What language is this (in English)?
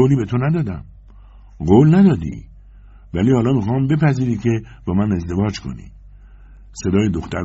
Persian